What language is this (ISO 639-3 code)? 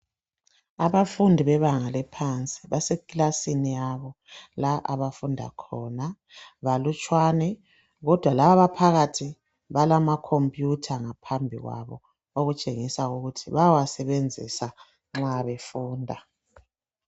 nde